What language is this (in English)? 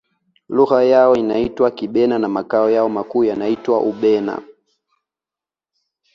Swahili